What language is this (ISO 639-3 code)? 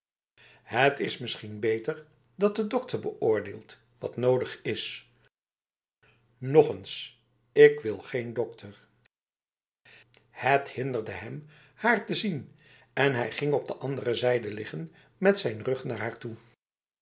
nld